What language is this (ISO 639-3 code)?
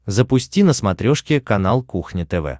rus